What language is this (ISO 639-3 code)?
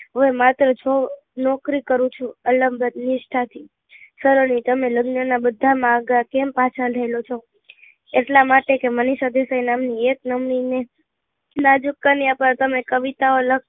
guj